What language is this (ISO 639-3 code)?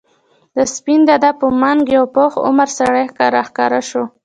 pus